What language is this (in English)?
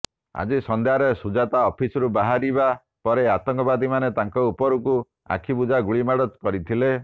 Odia